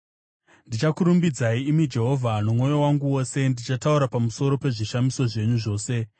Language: Shona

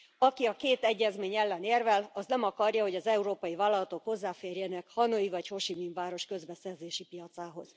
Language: Hungarian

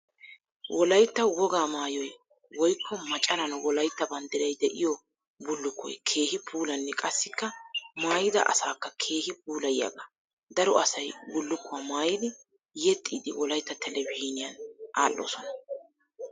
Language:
Wolaytta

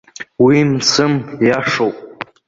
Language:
Abkhazian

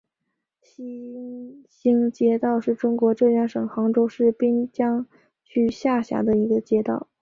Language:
Chinese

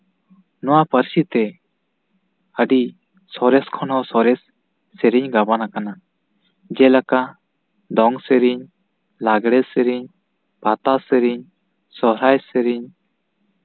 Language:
Santali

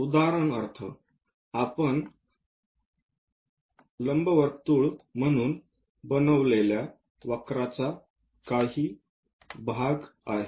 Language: Marathi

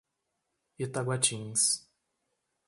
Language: Portuguese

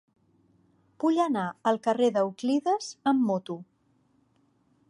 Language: Catalan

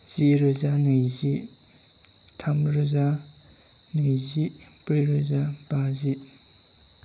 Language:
Bodo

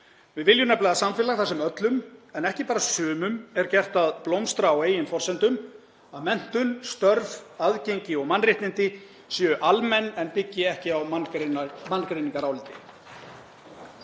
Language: Icelandic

